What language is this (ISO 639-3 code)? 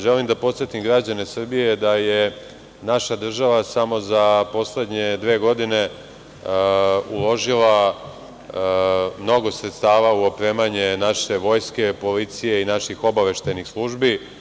srp